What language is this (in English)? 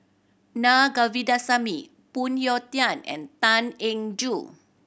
English